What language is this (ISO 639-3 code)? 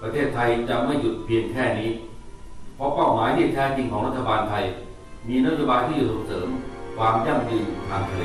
tha